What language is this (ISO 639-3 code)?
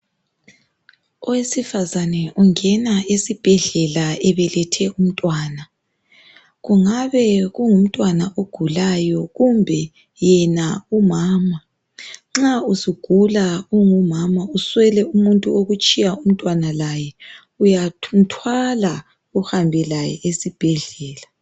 nde